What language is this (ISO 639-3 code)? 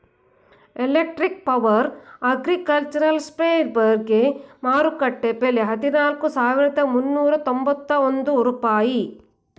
kan